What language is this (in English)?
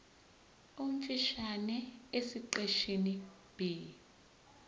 Zulu